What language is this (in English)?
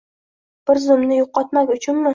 Uzbek